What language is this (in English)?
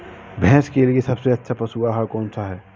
Hindi